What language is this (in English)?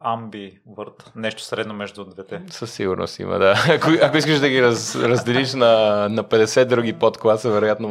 Bulgarian